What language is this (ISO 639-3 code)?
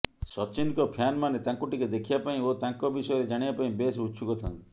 ori